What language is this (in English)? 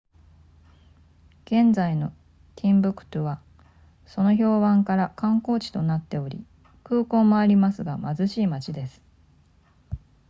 Japanese